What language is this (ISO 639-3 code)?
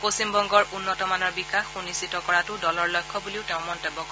asm